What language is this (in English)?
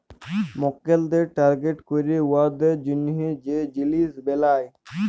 Bangla